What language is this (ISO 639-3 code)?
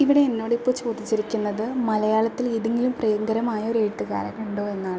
mal